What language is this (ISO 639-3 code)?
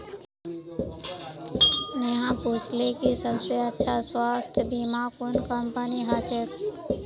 mag